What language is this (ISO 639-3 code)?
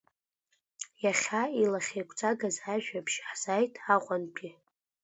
abk